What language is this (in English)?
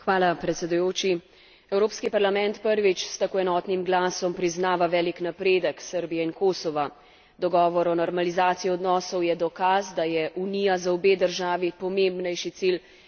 Slovenian